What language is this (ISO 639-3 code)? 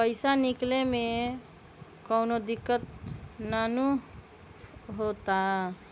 mag